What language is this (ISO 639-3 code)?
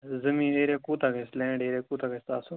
kas